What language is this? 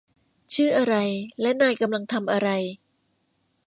Thai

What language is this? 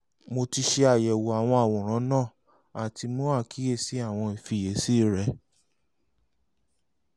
Yoruba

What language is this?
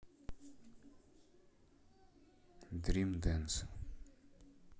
Russian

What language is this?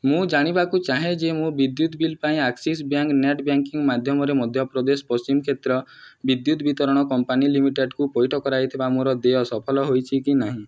Odia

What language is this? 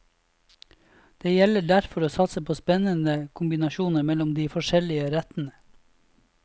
Norwegian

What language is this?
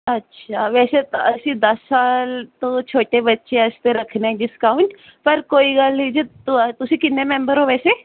Punjabi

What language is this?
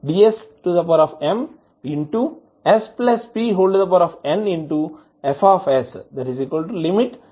Telugu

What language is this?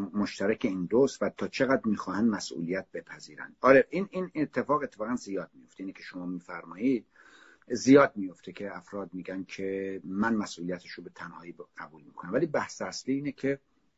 Persian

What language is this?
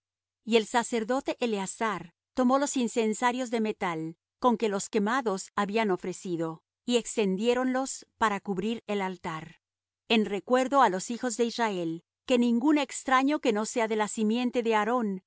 Spanish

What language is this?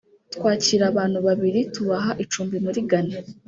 Kinyarwanda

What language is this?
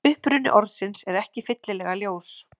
Icelandic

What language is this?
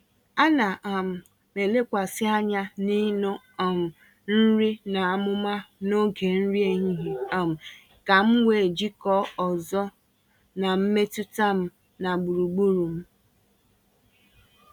Igbo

